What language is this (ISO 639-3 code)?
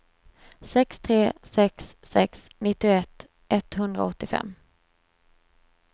swe